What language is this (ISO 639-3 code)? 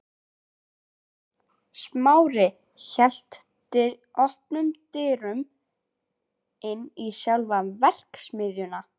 isl